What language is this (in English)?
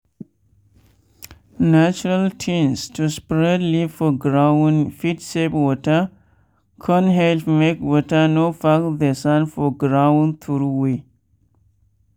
Nigerian Pidgin